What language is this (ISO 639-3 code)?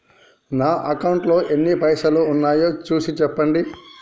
tel